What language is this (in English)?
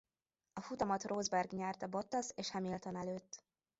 Hungarian